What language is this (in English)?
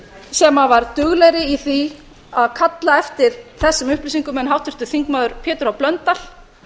Icelandic